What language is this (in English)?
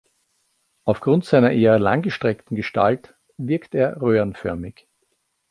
German